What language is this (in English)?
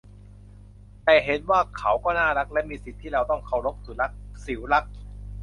Thai